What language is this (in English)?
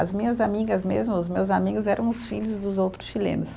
Portuguese